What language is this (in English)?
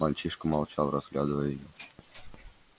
Russian